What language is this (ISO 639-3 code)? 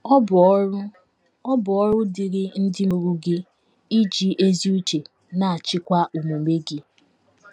ibo